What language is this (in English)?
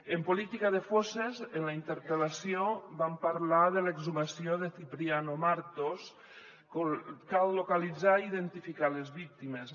Catalan